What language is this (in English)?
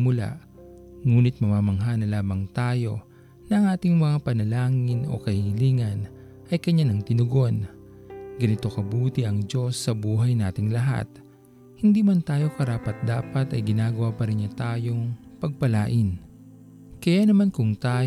Filipino